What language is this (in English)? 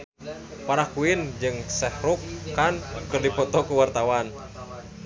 Sundanese